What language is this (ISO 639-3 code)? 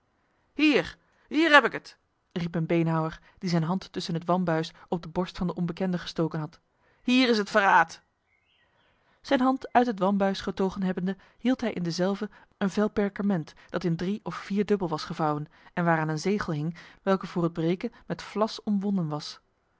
nld